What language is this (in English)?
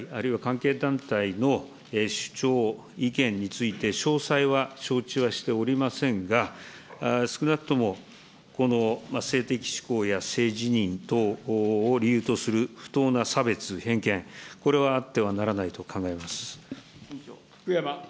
Japanese